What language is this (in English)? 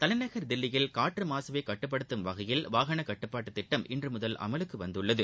Tamil